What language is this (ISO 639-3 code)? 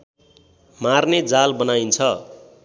nep